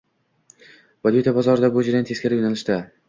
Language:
Uzbek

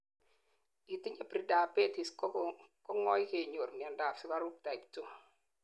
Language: Kalenjin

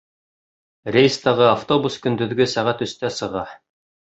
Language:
Bashkir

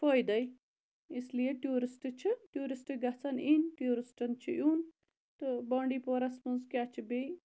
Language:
Kashmiri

